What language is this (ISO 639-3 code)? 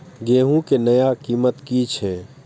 mai